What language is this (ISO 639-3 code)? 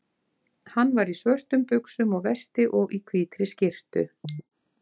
isl